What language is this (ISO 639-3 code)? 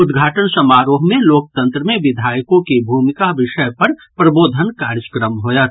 mai